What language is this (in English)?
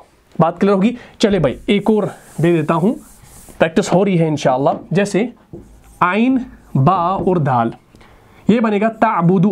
Hindi